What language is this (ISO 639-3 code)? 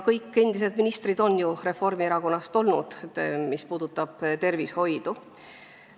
est